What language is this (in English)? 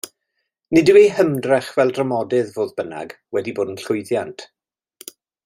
Welsh